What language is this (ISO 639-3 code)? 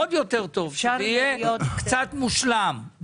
heb